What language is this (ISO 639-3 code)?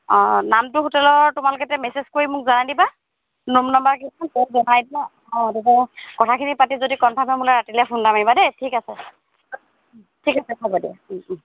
asm